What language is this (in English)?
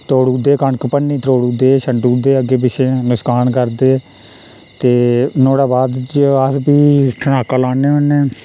Dogri